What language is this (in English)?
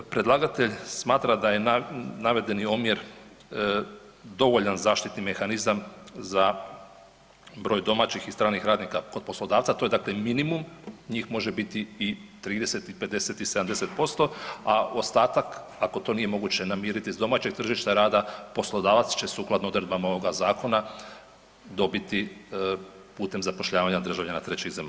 Croatian